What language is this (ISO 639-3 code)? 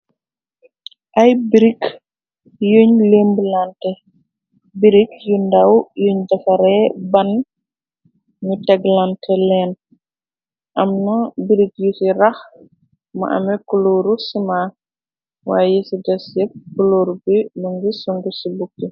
wol